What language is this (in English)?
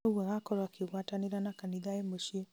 Kikuyu